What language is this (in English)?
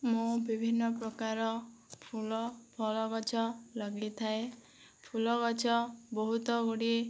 Odia